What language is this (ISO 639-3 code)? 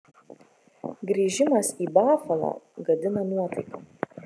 lit